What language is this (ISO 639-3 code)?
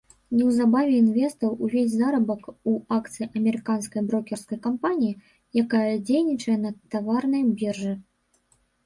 bel